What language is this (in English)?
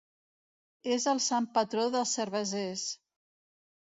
Catalan